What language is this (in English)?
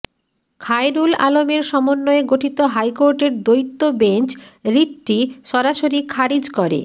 Bangla